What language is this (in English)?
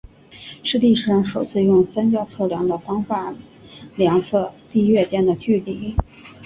Chinese